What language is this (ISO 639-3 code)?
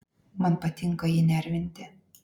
lit